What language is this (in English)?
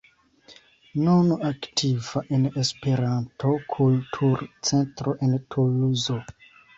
Esperanto